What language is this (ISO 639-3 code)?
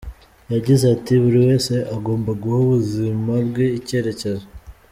kin